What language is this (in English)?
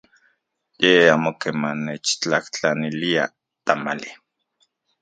Central Puebla Nahuatl